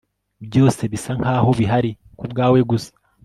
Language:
Kinyarwanda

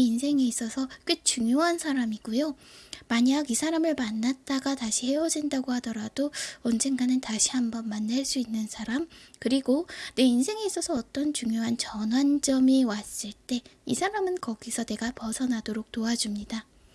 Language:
Korean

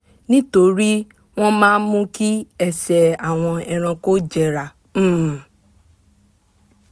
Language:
Yoruba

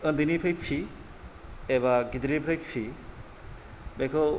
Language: Bodo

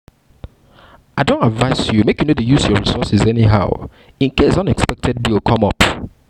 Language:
Nigerian Pidgin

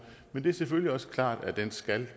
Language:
Danish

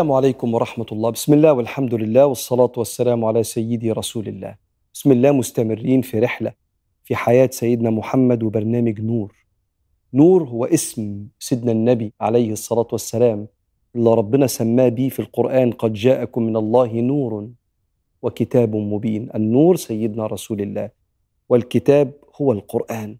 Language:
Arabic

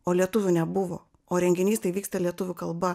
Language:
Lithuanian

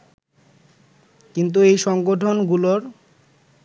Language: Bangla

